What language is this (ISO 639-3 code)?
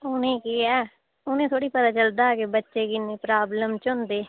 doi